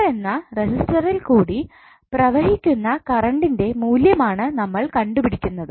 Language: Malayalam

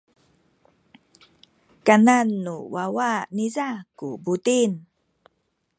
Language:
Sakizaya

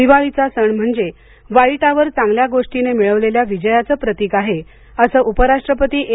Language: Marathi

